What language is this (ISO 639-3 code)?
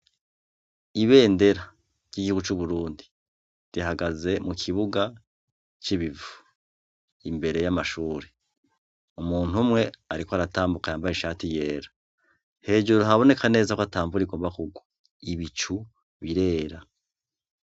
run